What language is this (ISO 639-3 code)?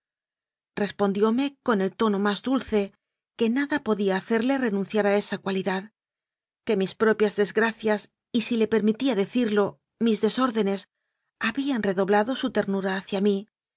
spa